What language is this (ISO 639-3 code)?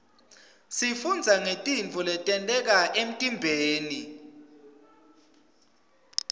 ssw